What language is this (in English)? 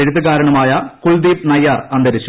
Malayalam